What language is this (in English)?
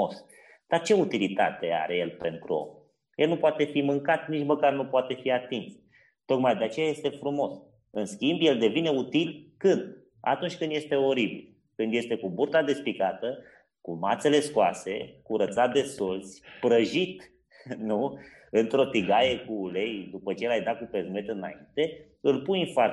Romanian